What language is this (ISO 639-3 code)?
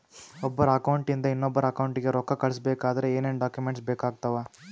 kan